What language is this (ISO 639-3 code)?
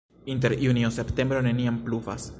epo